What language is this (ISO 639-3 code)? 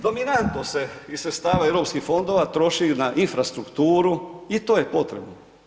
hrv